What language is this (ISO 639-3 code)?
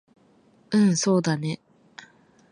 jpn